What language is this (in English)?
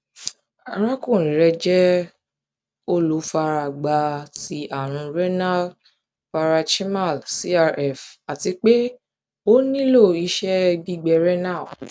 Yoruba